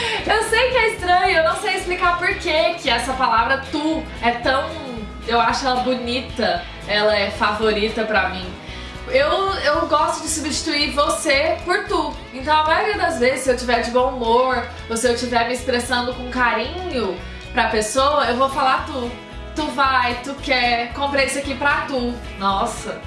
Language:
Portuguese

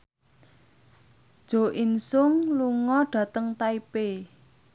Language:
Javanese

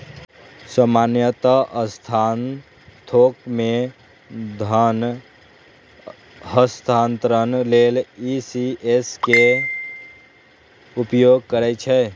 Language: Maithili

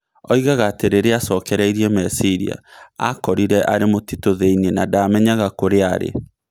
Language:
Kikuyu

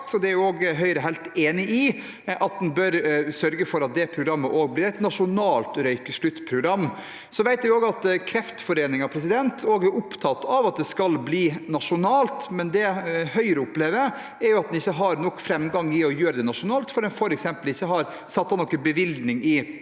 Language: Norwegian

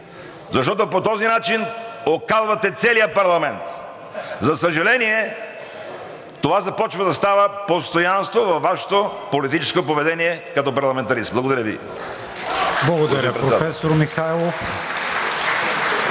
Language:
Bulgarian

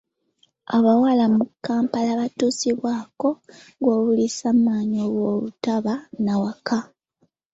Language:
Ganda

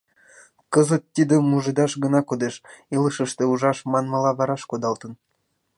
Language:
Mari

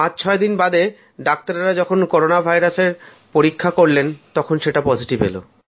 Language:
Bangla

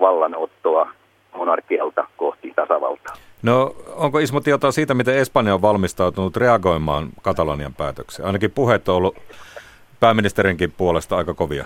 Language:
Finnish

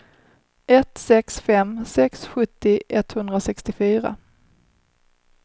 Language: Swedish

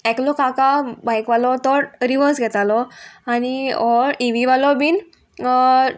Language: Konkani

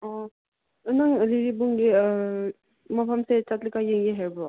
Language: Manipuri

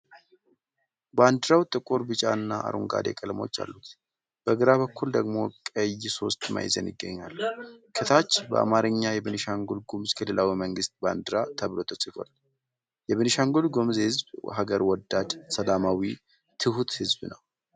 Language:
Amharic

